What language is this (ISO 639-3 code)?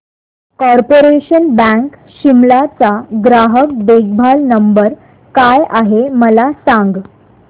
mar